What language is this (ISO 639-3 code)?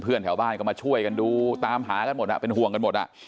tha